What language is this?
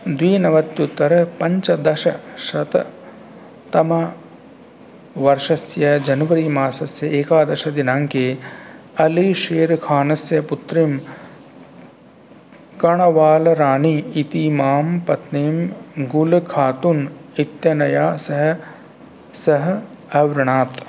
Sanskrit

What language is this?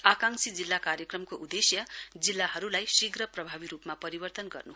Nepali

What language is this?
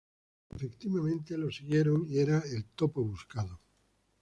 Spanish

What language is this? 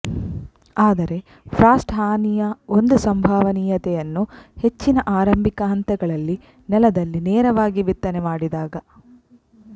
Kannada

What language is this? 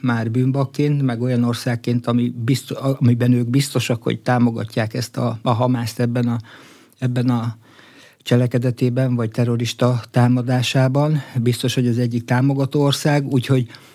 Hungarian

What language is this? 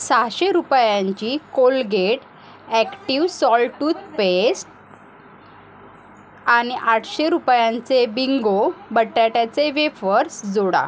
Marathi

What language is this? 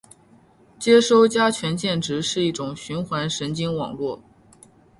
Chinese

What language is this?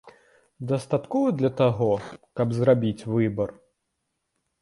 Belarusian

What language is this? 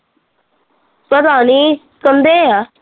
Punjabi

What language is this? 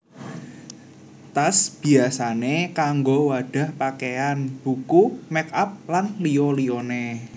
Javanese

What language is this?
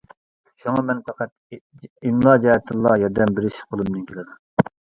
Uyghur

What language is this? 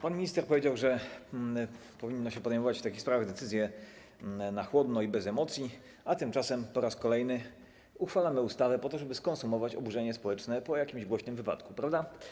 Polish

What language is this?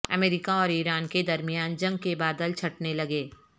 Urdu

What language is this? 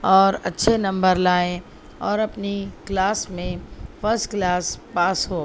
Urdu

